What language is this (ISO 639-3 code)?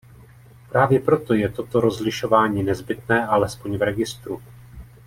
ces